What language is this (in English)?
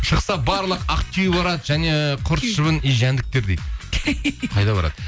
Kazakh